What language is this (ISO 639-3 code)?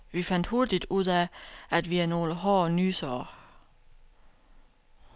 dan